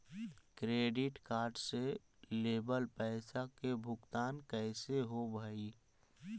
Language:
Magahi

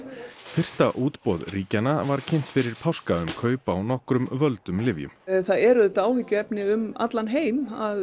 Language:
Icelandic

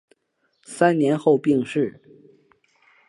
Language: Chinese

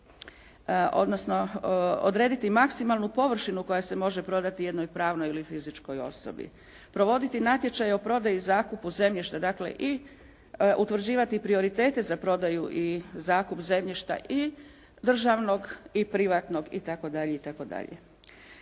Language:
Croatian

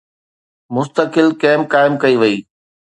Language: Sindhi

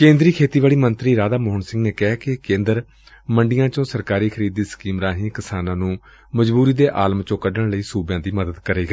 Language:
Punjabi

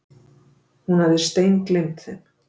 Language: Icelandic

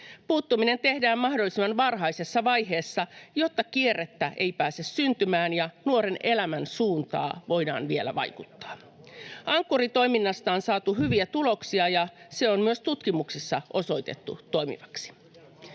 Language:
Finnish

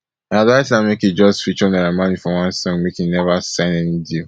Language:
Nigerian Pidgin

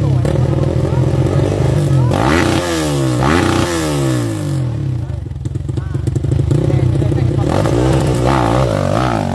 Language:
Indonesian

